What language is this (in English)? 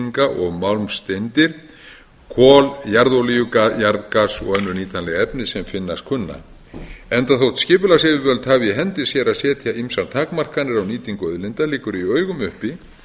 Icelandic